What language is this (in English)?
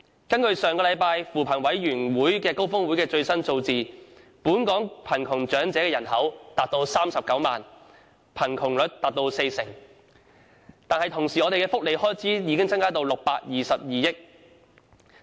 Cantonese